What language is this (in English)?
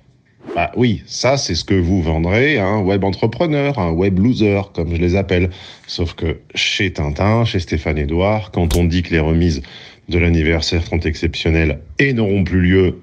French